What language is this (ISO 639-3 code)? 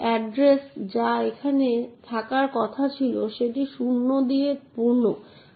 ben